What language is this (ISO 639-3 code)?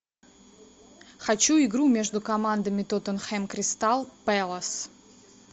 rus